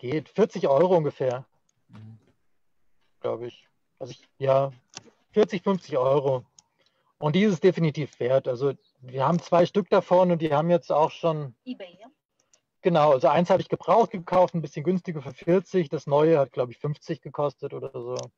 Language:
German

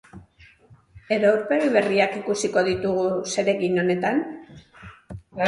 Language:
Basque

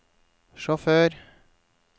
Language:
Norwegian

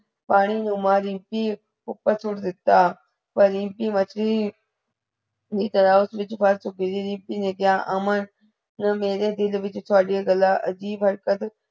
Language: Punjabi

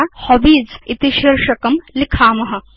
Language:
Sanskrit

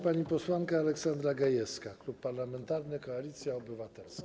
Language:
Polish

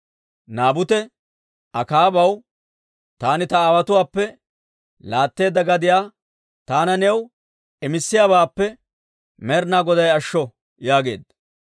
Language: Dawro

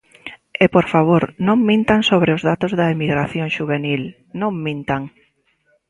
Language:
Galician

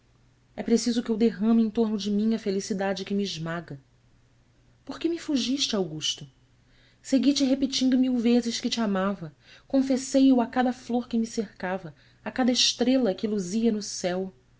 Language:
Portuguese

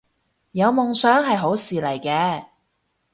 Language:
Cantonese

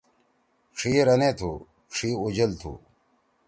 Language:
Torwali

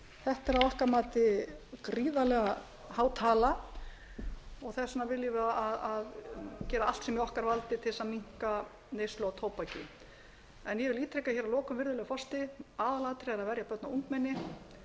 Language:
Icelandic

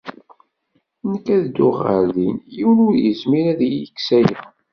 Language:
Kabyle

